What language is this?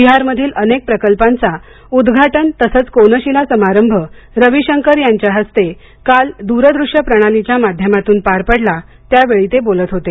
Marathi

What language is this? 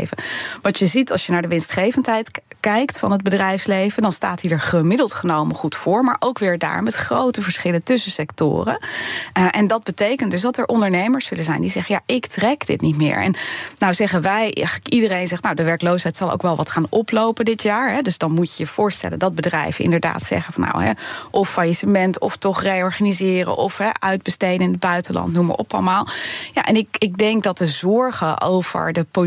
Dutch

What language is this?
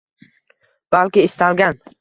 Uzbek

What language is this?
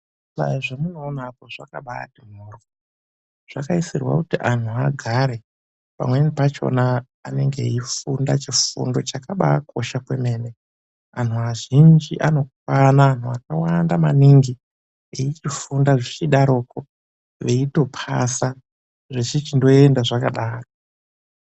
Ndau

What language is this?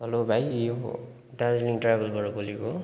Nepali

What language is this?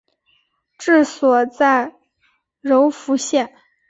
Chinese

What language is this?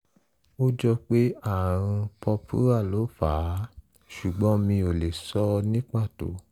Yoruba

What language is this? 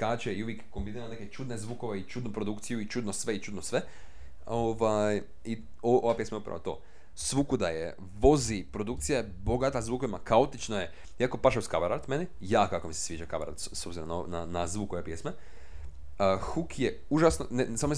Croatian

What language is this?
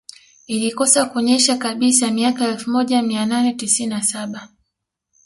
Swahili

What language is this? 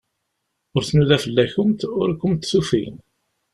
Kabyle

